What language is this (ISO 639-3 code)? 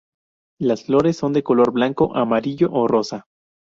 spa